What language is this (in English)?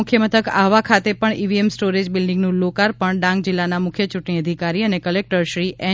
Gujarati